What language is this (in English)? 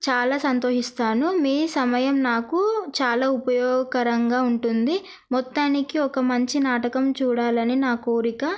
Telugu